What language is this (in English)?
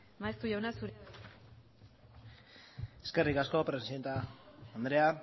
Basque